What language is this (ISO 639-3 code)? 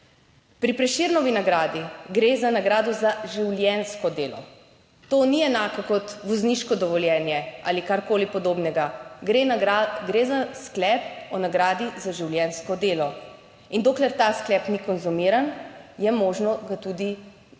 slv